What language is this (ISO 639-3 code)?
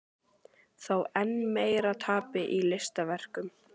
isl